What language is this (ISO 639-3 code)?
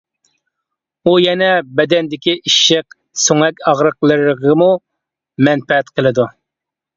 uig